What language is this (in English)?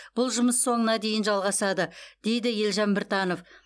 Kazakh